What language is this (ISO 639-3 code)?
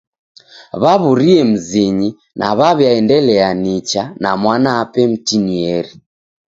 dav